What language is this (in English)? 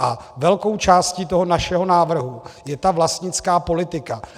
Czech